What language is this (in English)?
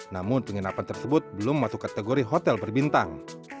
Indonesian